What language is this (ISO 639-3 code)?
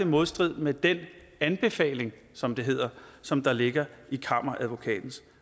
dan